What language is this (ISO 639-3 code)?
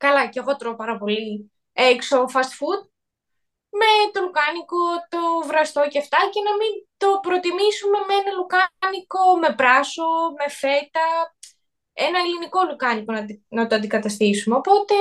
ell